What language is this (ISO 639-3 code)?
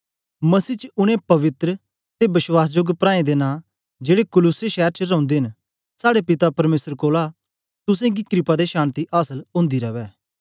doi